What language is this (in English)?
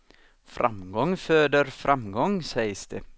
Swedish